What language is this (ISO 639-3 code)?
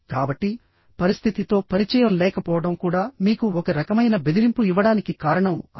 tel